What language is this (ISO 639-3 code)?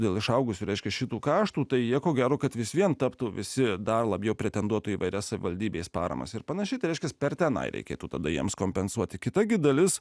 lit